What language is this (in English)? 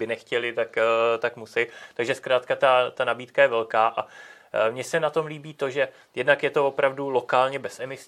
Czech